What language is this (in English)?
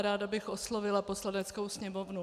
Czech